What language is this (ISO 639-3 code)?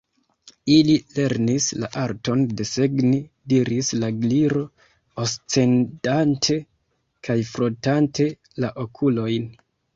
epo